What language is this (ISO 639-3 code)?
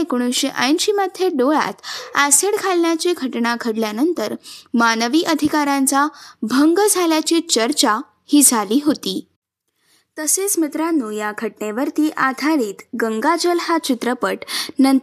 mar